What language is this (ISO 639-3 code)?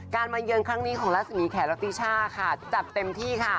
tha